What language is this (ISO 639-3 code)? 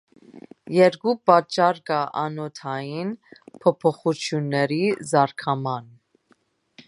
hye